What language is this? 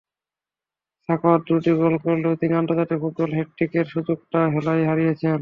Bangla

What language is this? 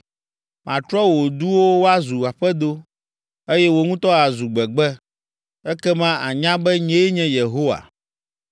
Ewe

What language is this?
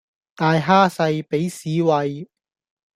Cantonese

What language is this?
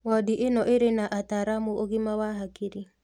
Kikuyu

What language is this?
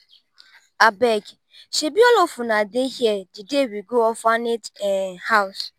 Nigerian Pidgin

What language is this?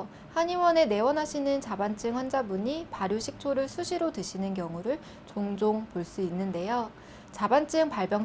Korean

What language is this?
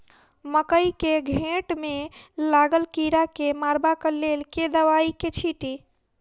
Maithili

